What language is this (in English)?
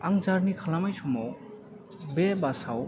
Bodo